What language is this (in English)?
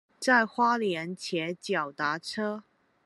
Chinese